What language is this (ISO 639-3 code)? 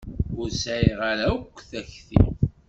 kab